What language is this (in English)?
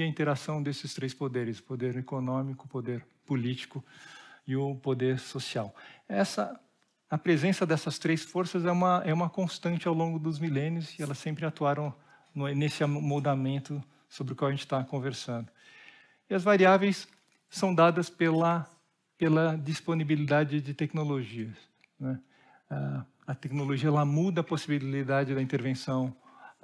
Portuguese